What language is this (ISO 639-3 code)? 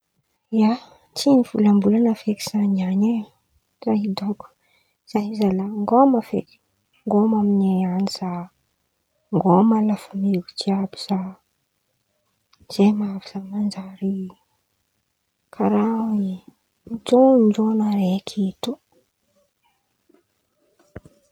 xmv